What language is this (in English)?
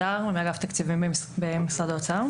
Hebrew